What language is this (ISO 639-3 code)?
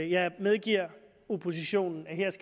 dan